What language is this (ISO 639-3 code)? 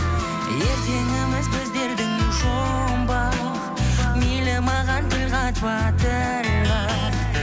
kaz